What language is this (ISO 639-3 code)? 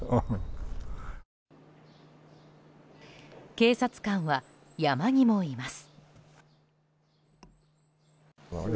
jpn